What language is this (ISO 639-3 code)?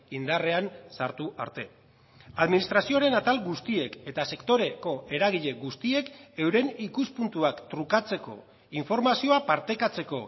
eus